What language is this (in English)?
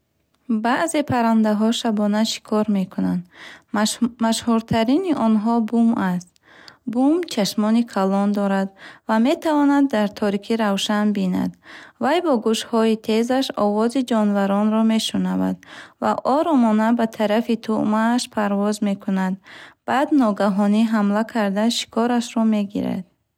Bukharic